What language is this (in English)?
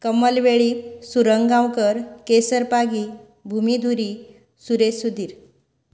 Konkani